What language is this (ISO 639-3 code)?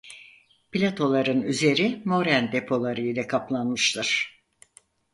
tur